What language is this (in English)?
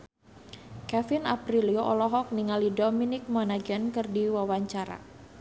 Sundanese